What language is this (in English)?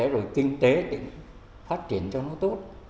Vietnamese